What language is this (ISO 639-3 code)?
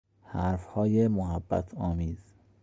fas